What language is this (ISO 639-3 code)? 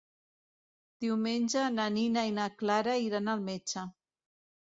cat